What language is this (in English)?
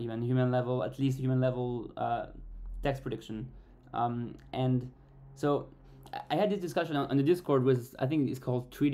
English